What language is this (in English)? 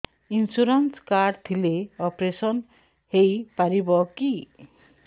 Odia